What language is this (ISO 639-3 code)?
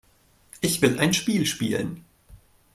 deu